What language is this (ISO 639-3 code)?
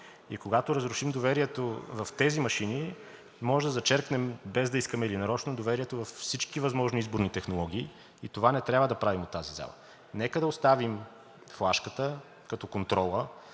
bul